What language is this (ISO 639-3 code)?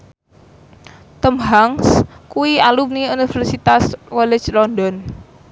jav